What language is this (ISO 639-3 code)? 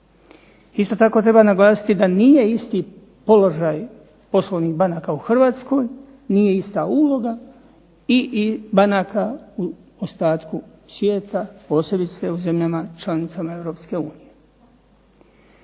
hrv